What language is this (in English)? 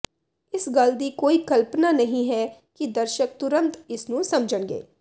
Punjabi